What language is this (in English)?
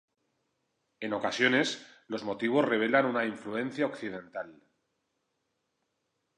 Spanish